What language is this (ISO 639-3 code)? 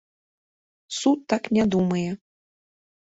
bel